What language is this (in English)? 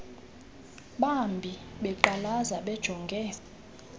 Xhosa